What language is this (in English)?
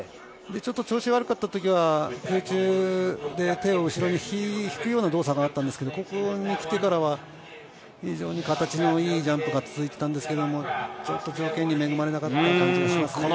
Japanese